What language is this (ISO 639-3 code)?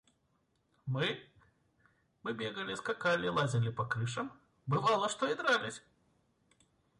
rus